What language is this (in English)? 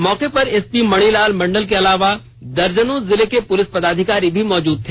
Hindi